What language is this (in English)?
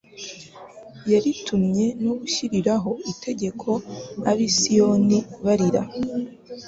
Kinyarwanda